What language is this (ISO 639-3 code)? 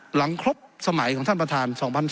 tha